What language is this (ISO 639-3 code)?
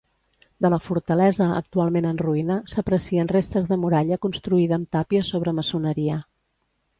cat